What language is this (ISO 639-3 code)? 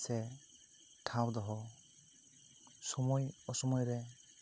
sat